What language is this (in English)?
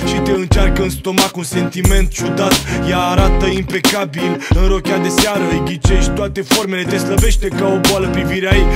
Romanian